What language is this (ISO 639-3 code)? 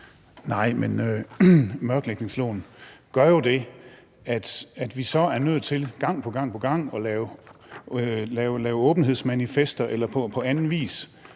dan